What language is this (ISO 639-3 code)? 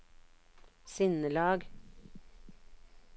nor